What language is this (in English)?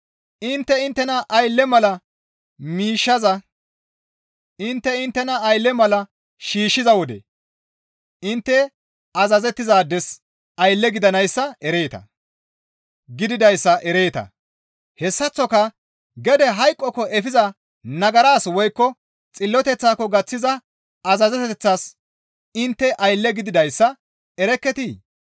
Gamo